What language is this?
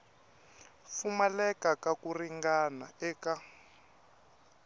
Tsonga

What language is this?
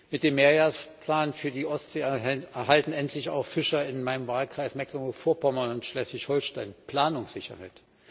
German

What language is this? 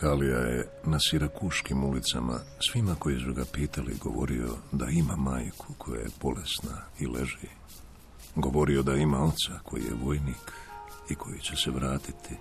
Croatian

